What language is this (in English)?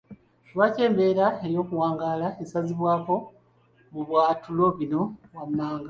Ganda